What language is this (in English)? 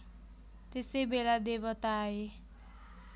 Nepali